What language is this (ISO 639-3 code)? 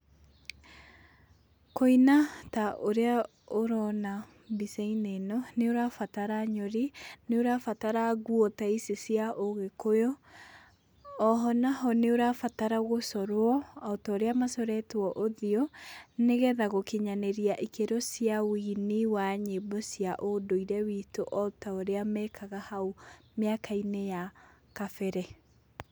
kik